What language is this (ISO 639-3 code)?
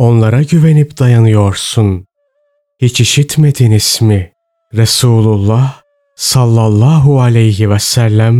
tur